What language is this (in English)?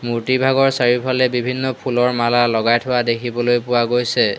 Assamese